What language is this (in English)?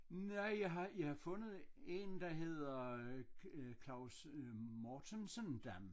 Danish